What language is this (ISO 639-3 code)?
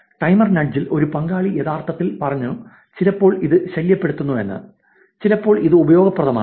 mal